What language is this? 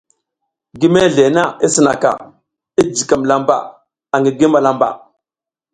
South Giziga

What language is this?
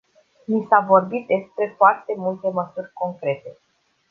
Romanian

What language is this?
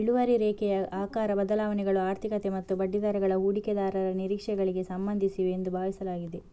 Kannada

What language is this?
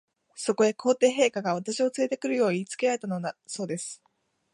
Japanese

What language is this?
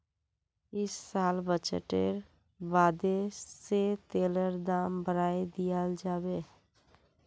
Magahi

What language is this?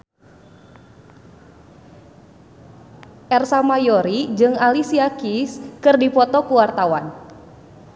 Sundanese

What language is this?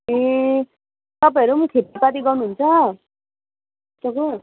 Nepali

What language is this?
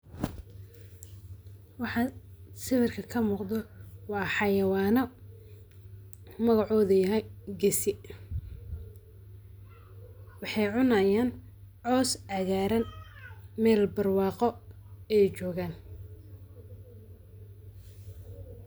Somali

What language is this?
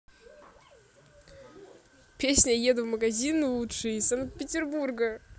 Russian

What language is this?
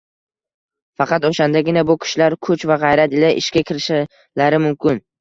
Uzbek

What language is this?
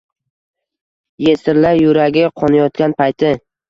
Uzbek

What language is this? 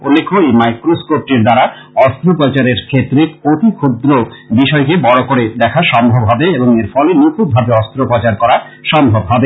Bangla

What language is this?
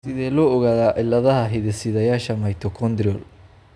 Somali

